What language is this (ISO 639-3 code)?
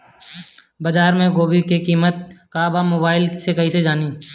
bho